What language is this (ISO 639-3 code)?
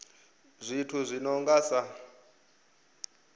ven